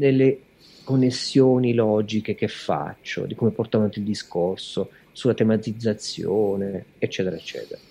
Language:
Italian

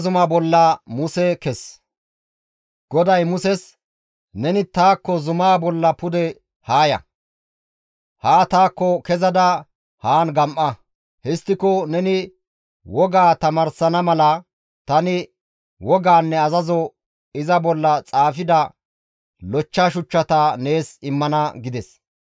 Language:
Gamo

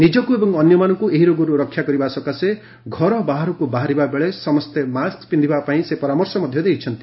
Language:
Odia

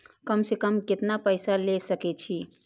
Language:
Maithili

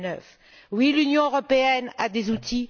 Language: French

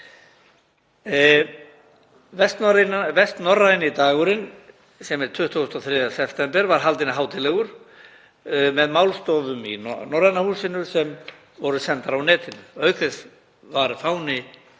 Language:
Icelandic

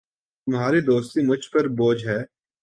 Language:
Urdu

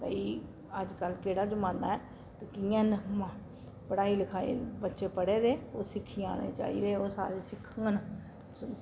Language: Dogri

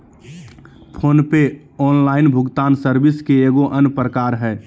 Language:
Magahi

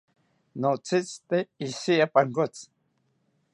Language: South Ucayali Ashéninka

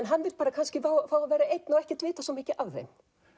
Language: Icelandic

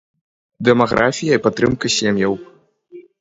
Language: Belarusian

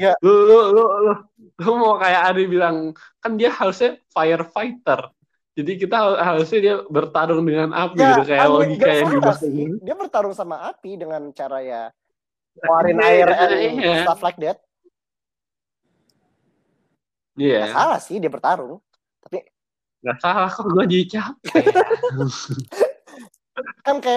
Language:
Indonesian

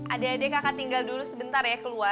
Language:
Indonesian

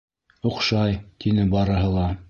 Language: Bashkir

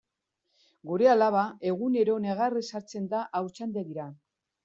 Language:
Basque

